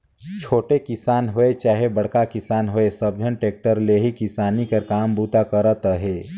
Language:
Chhattisgarhi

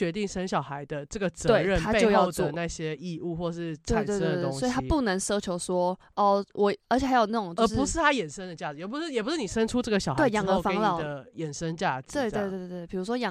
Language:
Chinese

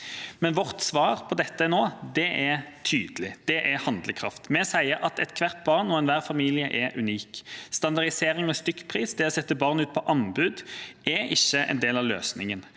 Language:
Norwegian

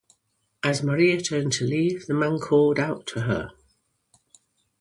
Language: English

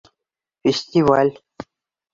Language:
Bashkir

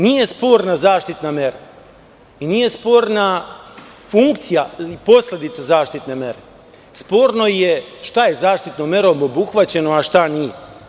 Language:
Serbian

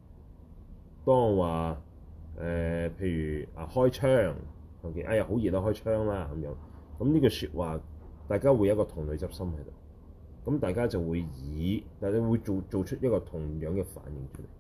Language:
Chinese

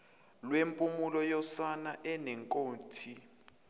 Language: Zulu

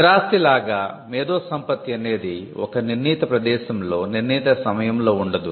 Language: Telugu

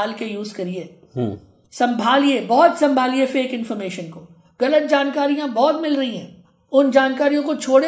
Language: Hindi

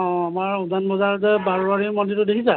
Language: Assamese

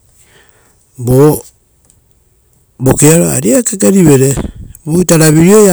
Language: Rotokas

